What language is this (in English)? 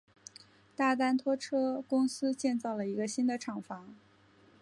Chinese